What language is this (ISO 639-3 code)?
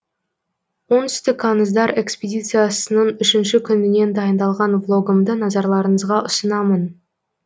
kaz